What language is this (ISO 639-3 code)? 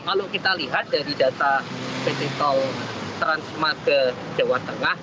ind